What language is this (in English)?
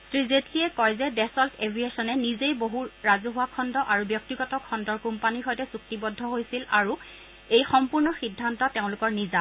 Assamese